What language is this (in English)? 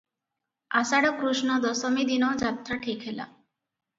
Odia